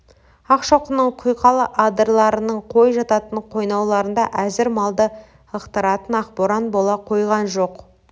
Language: Kazakh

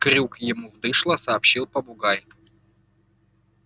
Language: Russian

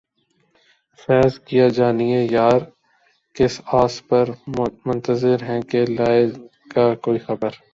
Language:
Urdu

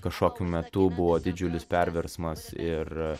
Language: Lithuanian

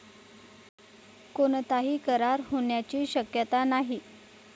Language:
Marathi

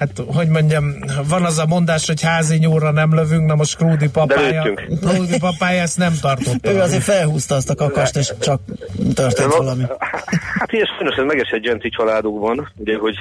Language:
Hungarian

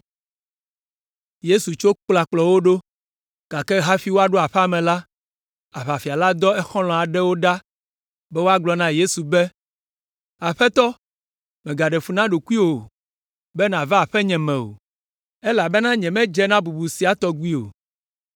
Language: Ewe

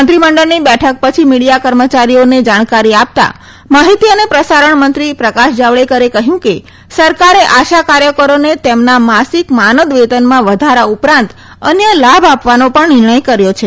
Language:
Gujarati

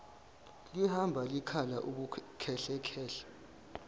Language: Zulu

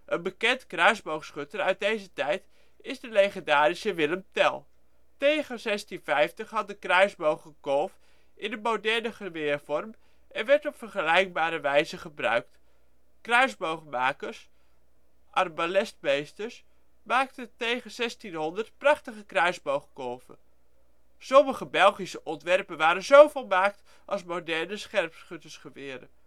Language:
Dutch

